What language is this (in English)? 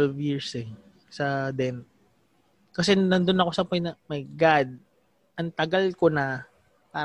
Filipino